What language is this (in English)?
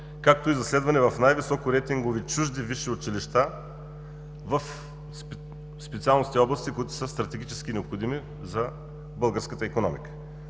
Bulgarian